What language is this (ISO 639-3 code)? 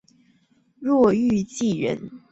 zho